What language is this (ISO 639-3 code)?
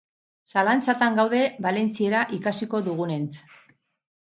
eus